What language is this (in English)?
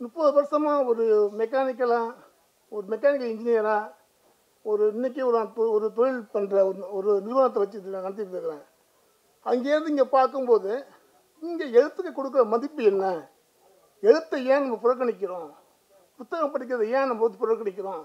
Tamil